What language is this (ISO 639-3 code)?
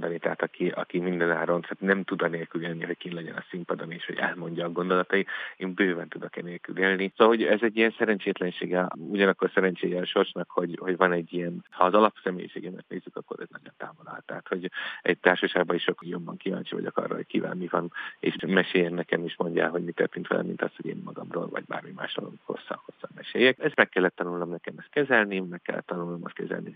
hun